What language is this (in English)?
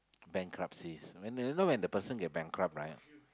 English